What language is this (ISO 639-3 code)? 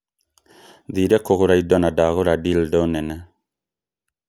kik